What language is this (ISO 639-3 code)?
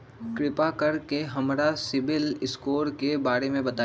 mag